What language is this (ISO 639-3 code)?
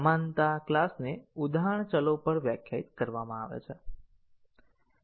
guj